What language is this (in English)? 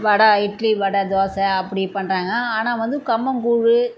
Tamil